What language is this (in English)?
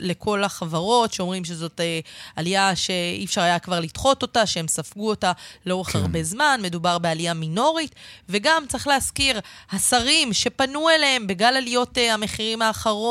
Hebrew